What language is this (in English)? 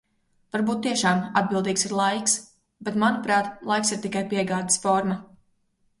Latvian